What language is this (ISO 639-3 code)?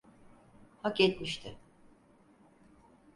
tur